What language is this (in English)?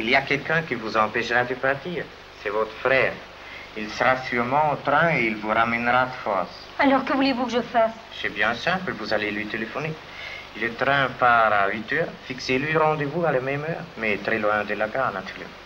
French